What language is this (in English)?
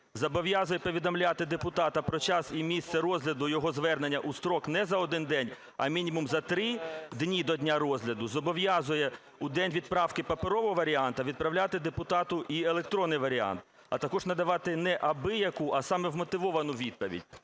Ukrainian